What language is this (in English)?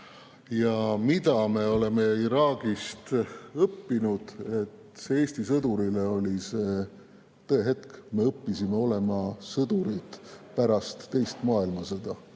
Estonian